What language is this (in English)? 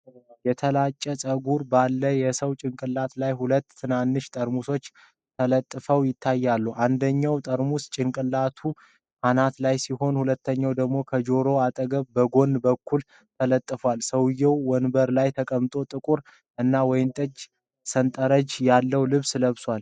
Amharic